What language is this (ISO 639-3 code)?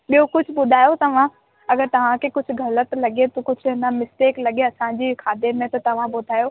snd